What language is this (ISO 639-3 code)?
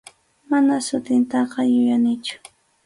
qxu